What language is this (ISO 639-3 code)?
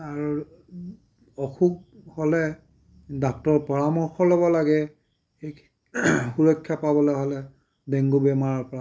asm